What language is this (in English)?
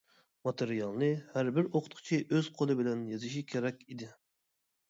Uyghur